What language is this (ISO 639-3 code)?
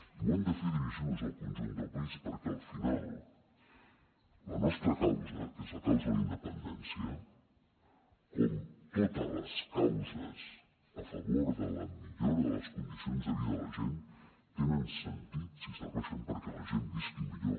cat